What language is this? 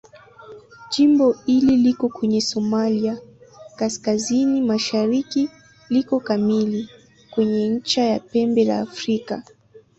Swahili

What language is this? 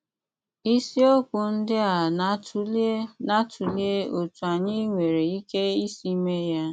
Igbo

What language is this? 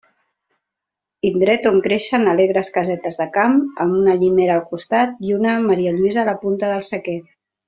Catalan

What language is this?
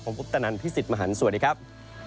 Thai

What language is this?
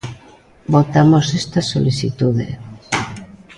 Galician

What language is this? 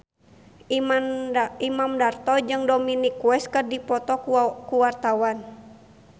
Sundanese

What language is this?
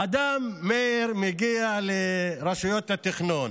Hebrew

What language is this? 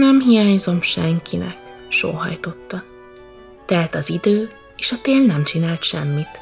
Hungarian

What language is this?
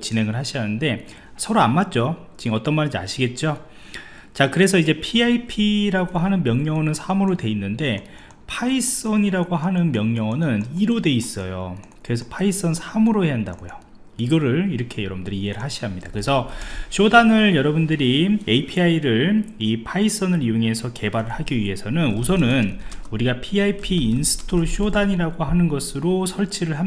Korean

